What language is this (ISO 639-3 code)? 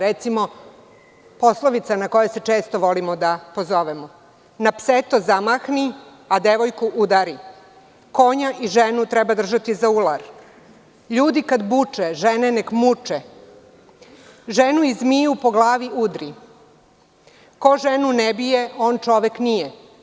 srp